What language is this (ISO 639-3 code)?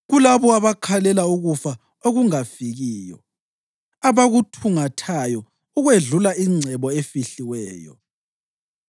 nde